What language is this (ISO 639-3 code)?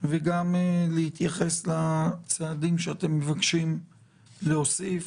heb